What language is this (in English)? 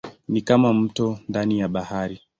Swahili